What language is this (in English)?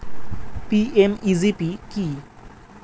Bangla